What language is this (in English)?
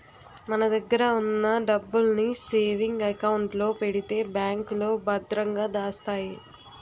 Telugu